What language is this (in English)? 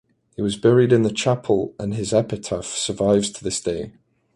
English